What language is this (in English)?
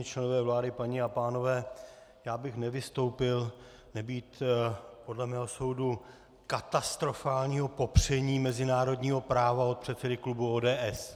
Czech